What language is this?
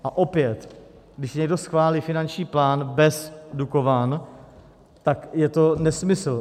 Czech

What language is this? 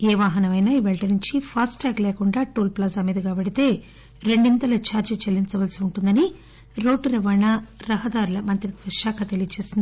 Telugu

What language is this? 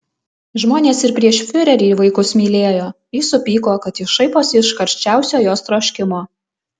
Lithuanian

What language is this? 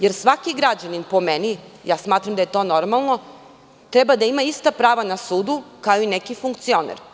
Serbian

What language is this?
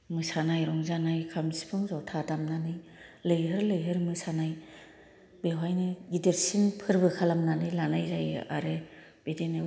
Bodo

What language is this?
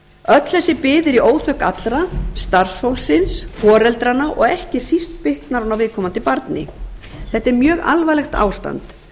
Icelandic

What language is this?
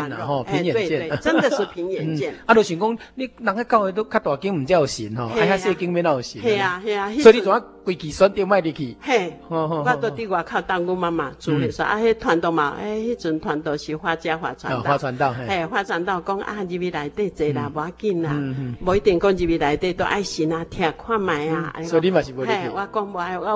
Chinese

